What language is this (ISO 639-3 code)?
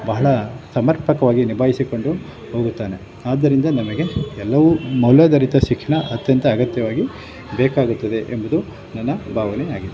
kan